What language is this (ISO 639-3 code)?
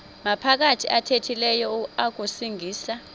xho